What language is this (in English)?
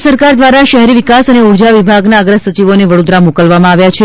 Gujarati